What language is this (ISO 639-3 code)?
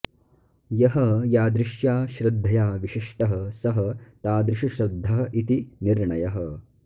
san